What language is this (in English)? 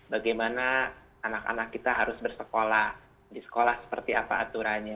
Indonesian